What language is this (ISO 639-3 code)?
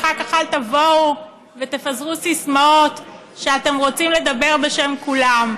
heb